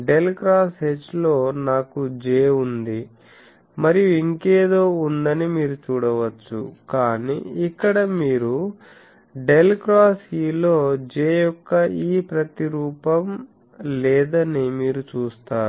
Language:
Telugu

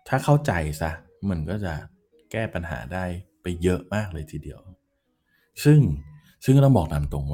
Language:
Thai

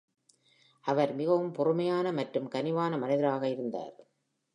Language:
Tamil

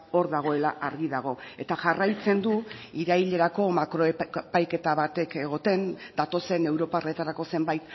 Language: Basque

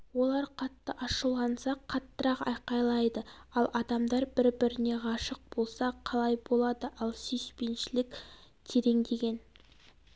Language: Kazakh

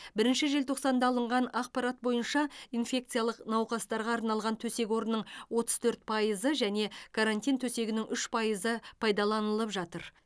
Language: Kazakh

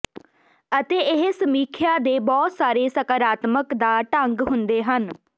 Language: Punjabi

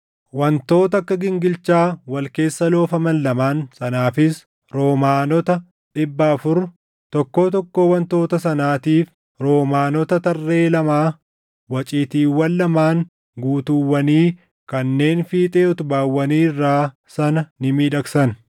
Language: Oromo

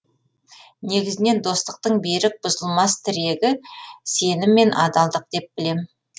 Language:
Kazakh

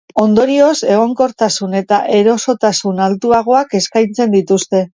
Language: Basque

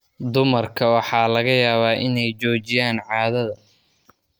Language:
Somali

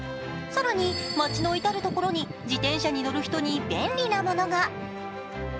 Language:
Japanese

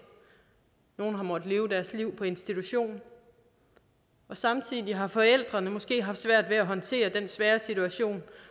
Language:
Danish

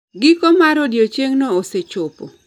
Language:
Luo (Kenya and Tanzania)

